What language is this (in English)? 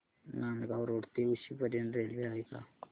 Marathi